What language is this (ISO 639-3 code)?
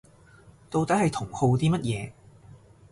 yue